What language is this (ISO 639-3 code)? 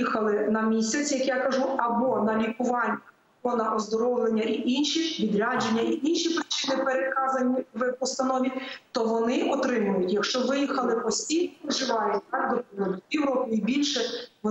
ukr